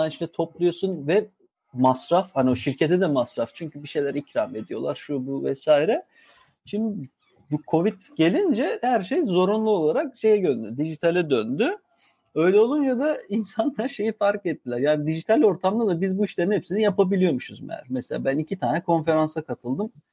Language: Turkish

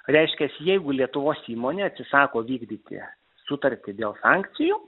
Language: Lithuanian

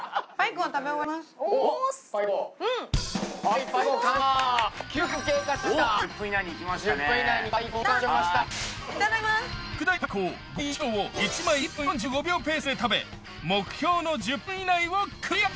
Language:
Japanese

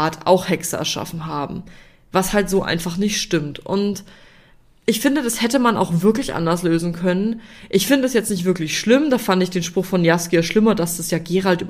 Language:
German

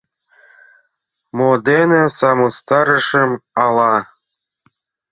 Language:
Mari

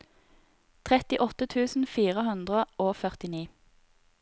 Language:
Norwegian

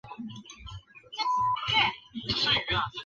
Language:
Chinese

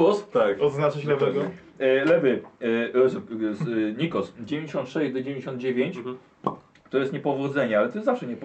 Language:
Polish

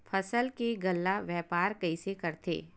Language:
Chhattisgarhi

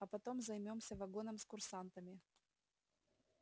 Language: Russian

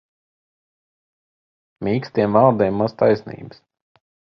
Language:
Latvian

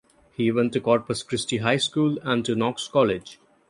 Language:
English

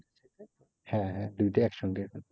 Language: Bangla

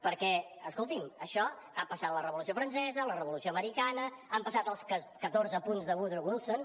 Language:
Catalan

